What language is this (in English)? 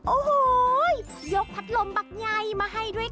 Thai